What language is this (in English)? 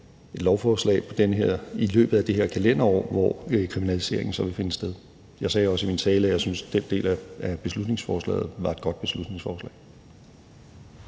Danish